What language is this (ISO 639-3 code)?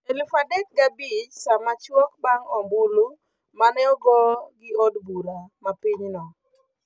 luo